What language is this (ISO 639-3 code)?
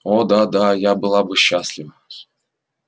rus